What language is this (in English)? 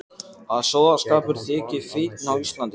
Icelandic